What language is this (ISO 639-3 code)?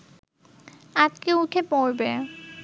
ben